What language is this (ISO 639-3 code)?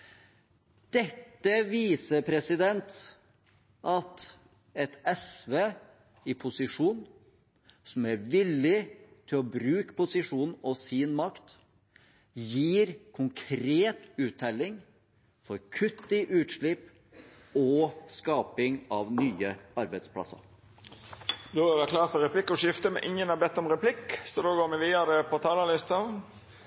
nor